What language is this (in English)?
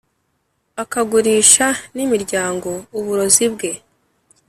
Kinyarwanda